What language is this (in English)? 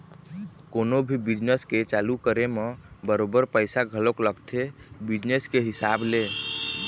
Chhattisgarhi